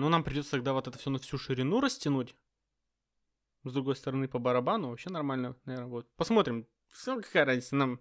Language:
Russian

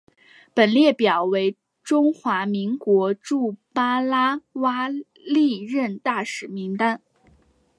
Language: Chinese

